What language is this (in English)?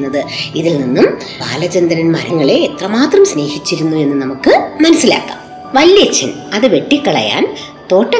Malayalam